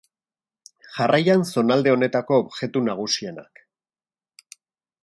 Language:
Basque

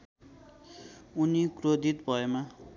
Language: Nepali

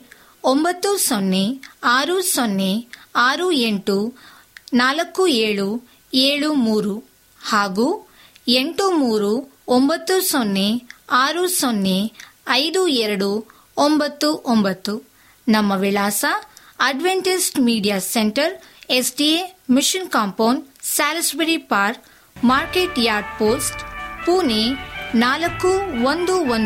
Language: Kannada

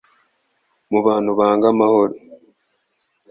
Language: Kinyarwanda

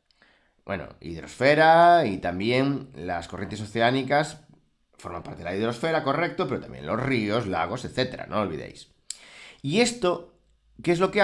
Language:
Spanish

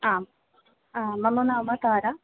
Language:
Sanskrit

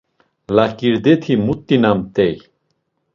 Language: Laz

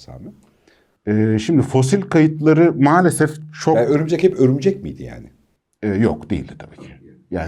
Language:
Turkish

